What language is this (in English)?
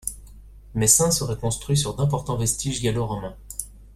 French